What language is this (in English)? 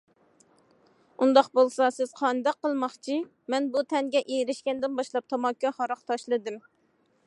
Uyghur